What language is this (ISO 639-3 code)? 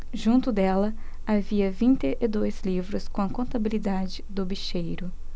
por